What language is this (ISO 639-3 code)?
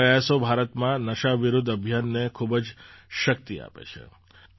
guj